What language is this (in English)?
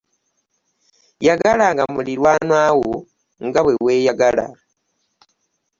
Ganda